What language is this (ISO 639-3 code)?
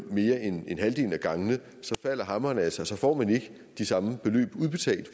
dan